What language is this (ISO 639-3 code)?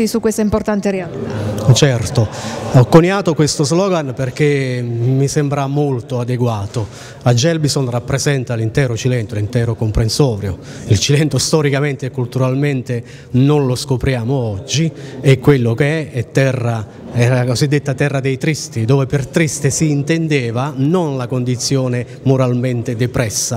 ita